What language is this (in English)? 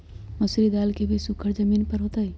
Magahi